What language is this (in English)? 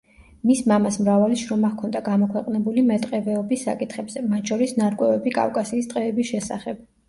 Georgian